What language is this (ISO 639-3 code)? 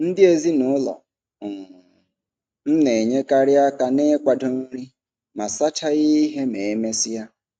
ibo